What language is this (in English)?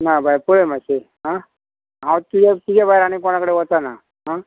Konkani